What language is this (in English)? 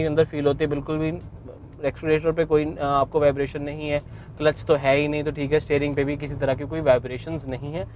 Hindi